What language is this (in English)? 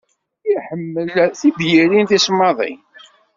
Kabyle